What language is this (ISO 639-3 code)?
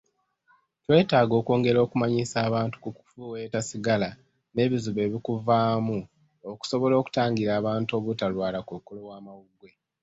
lug